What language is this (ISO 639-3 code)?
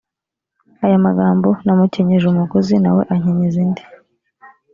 kin